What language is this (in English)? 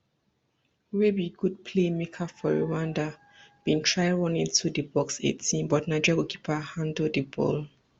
Nigerian Pidgin